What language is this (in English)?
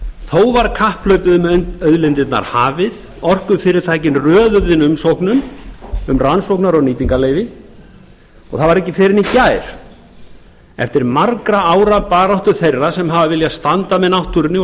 Icelandic